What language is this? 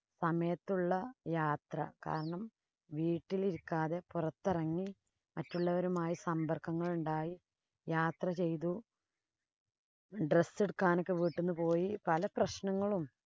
Malayalam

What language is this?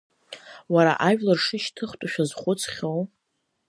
Abkhazian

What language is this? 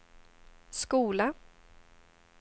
Swedish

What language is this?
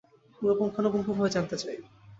Bangla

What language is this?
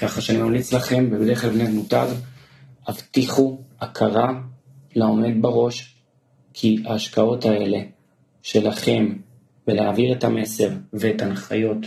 Hebrew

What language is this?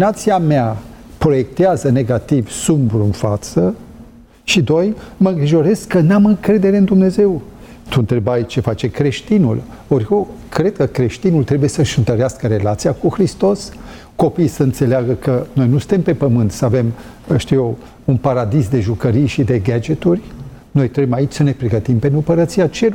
Romanian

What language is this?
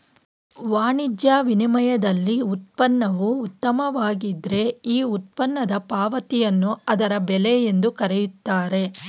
Kannada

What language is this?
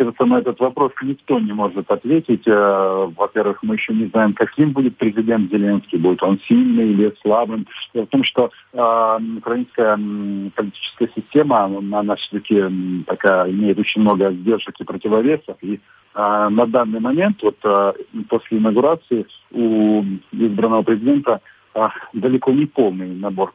Russian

